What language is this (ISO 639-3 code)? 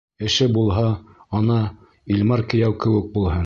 bak